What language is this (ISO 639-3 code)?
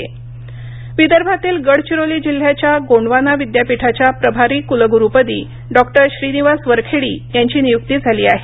mar